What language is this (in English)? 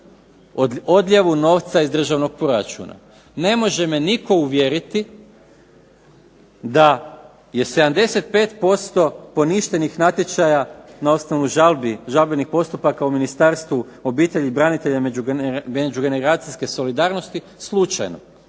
Croatian